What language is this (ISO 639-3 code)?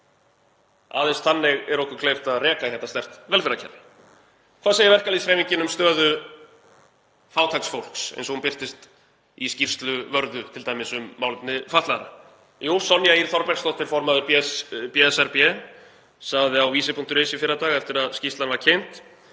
isl